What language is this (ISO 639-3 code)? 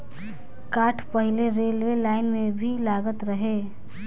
bho